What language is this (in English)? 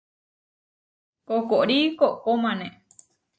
Huarijio